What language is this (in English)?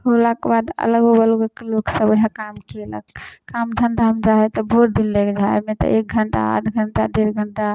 Maithili